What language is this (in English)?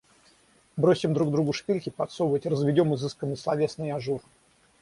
Russian